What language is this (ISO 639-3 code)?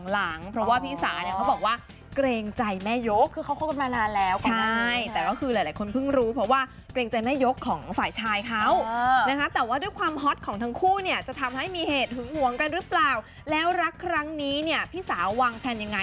tha